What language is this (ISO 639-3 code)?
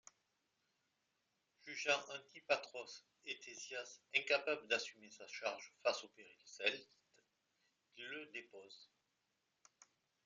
fra